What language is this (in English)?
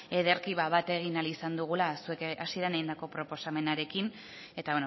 Basque